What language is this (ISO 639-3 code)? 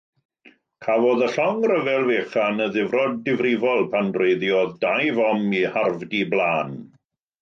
cym